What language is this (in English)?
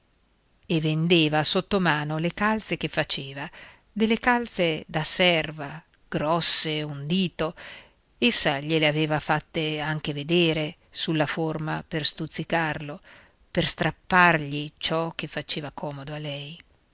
Italian